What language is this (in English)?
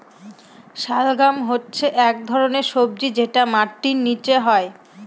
Bangla